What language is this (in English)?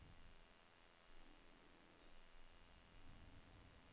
Norwegian